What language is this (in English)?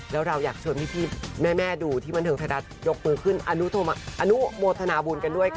Thai